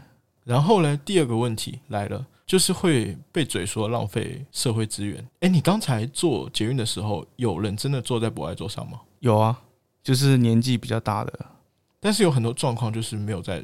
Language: Chinese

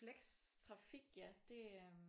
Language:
Danish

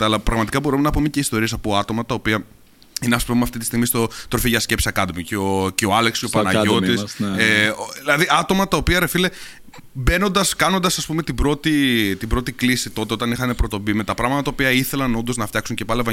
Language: Greek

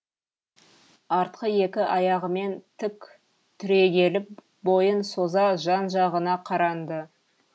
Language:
Kazakh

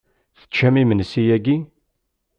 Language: Kabyle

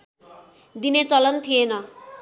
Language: Nepali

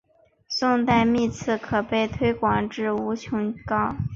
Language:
Chinese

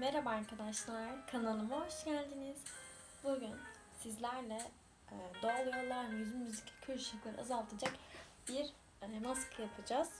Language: Turkish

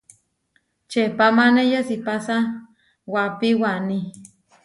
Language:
Huarijio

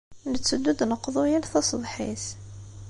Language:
Kabyle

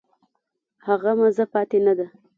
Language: Pashto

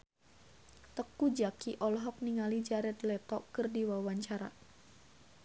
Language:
Sundanese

